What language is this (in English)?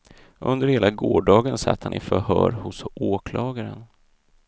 Swedish